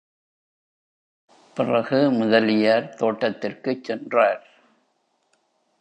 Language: Tamil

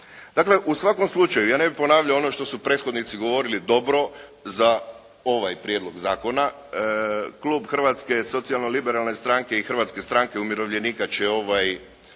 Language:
Croatian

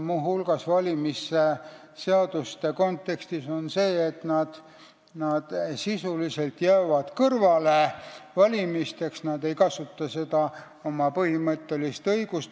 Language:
Estonian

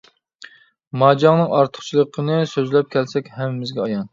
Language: Uyghur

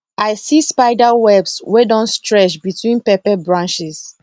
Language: Nigerian Pidgin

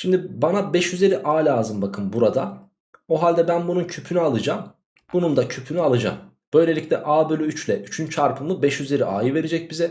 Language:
Turkish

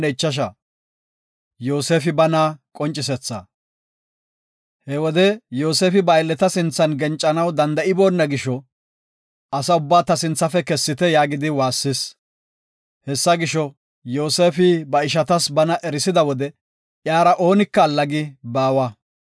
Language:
Gofa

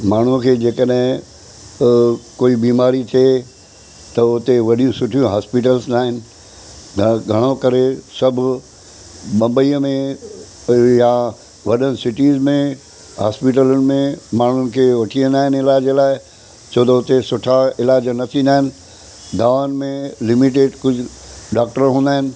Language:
Sindhi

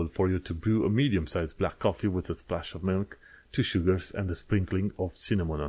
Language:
Romanian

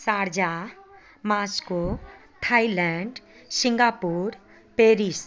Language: Maithili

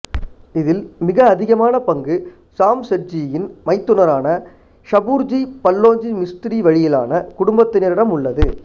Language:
Tamil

